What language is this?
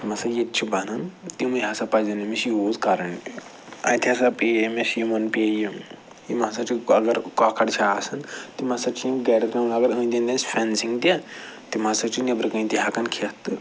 Kashmiri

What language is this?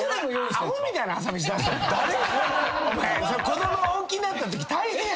Japanese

